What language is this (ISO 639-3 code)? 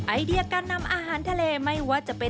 tha